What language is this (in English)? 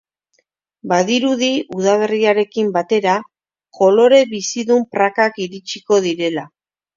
Basque